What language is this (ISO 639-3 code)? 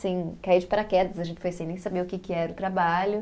por